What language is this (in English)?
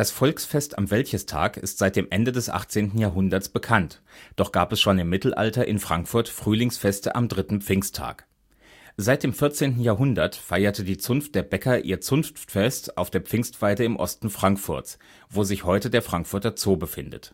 German